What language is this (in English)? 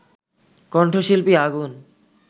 Bangla